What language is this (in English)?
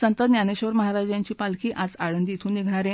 Marathi